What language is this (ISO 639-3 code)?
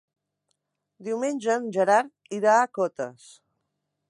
cat